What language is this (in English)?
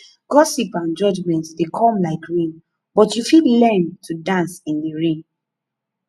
Nigerian Pidgin